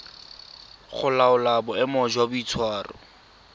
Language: Tswana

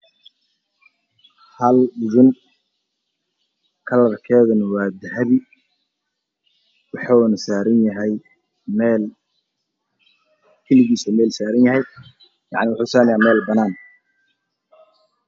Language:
Somali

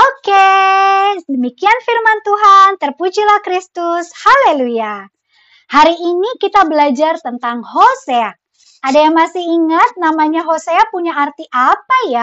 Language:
Indonesian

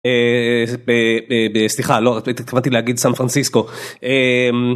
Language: Hebrew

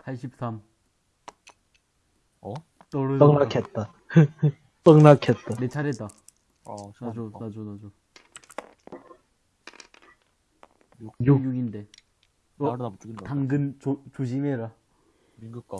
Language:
Korean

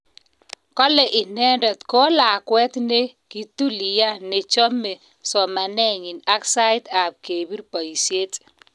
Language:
Kalenjin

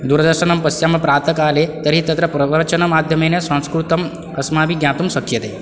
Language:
Sanskrit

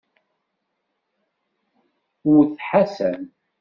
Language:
Kabyle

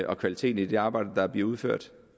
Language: Danish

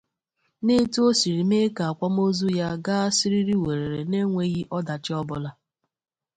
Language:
Igbo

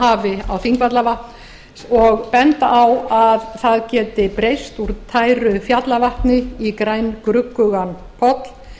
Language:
Icelandic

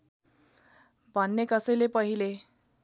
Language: Nepali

